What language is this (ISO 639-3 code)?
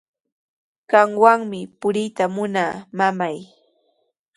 qws